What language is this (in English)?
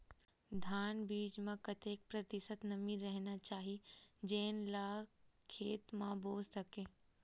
Chhattisgarhi